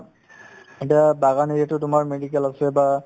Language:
Assamese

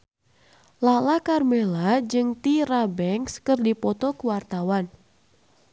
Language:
Sundanese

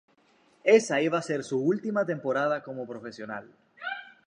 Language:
Spanish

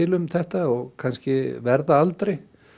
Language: Icelandic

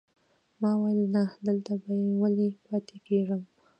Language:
Pashto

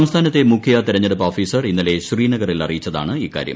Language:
Malayalam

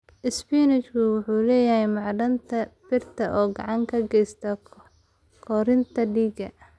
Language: Somali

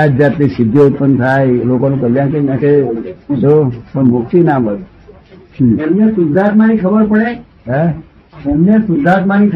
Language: Gujarati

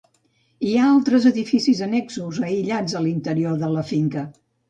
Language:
Catalan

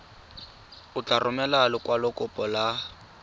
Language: Tswana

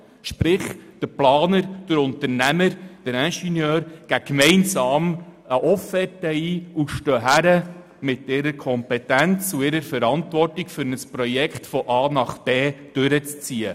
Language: Swiss German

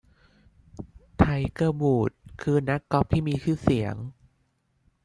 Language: Thai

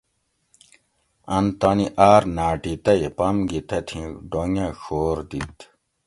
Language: Gawri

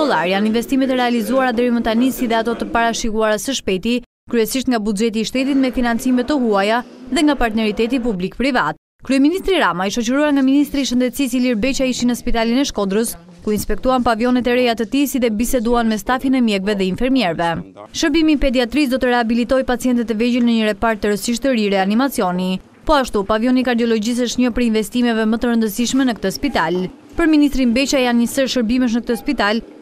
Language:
Lithuanian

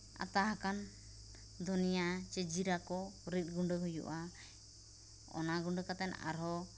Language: Santali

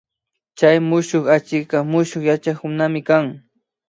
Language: Imbabura Highland Quichua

